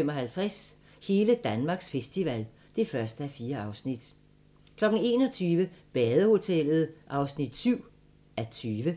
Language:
Danish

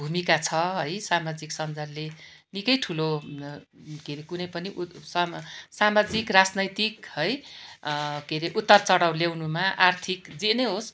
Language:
Nepali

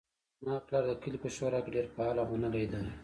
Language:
Pashto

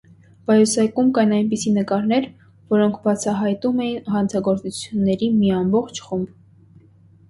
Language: Armenian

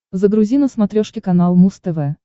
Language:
Russian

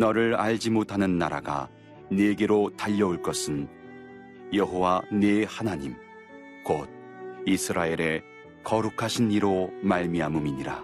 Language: Korean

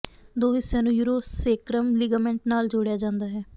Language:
Punjabi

